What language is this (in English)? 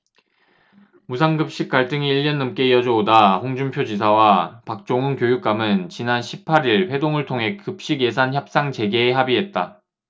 Korean